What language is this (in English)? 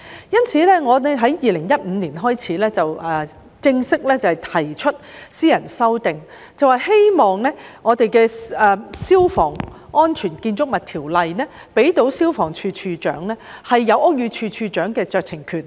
Cantonese